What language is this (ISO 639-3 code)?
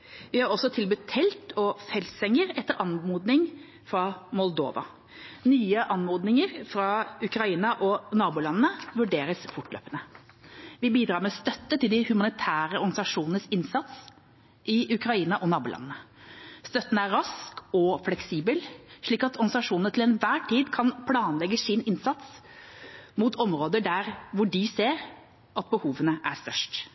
nob